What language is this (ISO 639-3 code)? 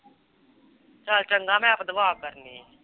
pan